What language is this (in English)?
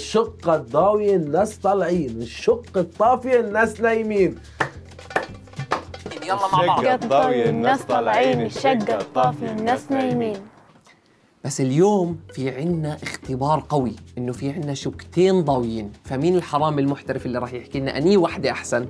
Arabic